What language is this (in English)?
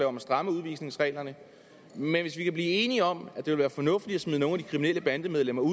Danish